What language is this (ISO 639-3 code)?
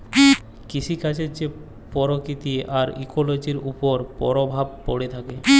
ben